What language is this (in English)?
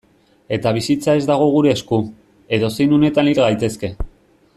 Basque